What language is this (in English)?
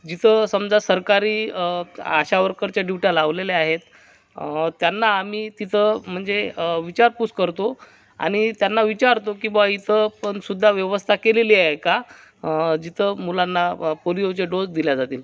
Marathi